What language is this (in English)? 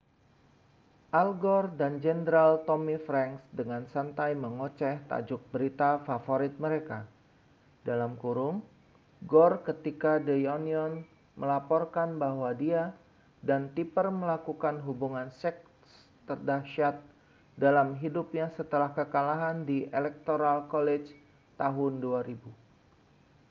Indonesian